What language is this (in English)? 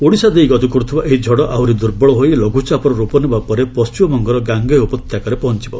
Odia